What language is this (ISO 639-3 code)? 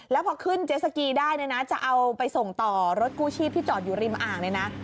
tha